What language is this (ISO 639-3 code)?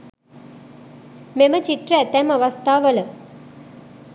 sin